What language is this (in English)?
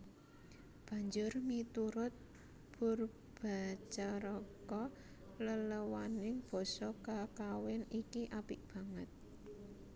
Javanese